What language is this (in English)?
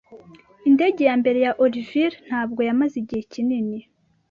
Kinyarwanda